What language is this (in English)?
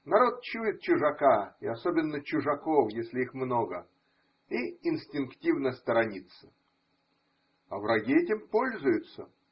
Russian